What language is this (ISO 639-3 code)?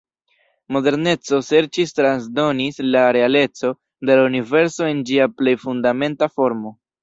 epo